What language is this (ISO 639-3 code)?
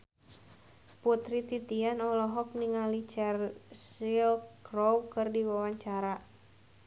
sun